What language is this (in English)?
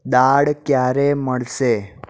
Gujarati